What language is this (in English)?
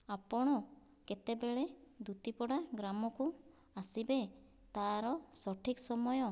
Odia